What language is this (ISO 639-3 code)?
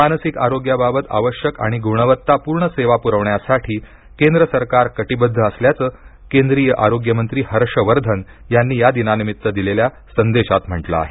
mar